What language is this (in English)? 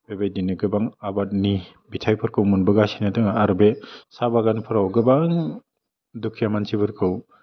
Bodo